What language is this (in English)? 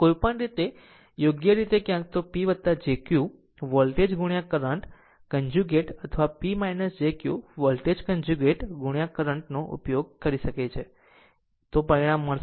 Gujarati